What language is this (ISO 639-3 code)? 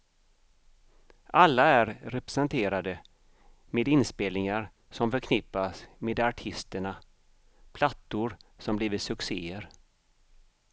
swe